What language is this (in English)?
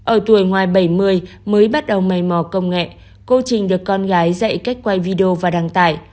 Vietnamese